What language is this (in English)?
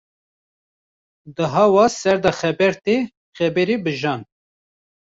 Kurdish